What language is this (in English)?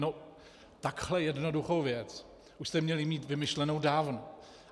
Czech